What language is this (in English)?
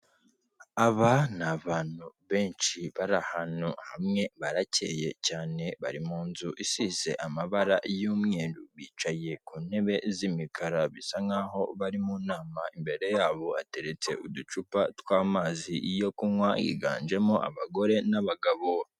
Kinyarwanda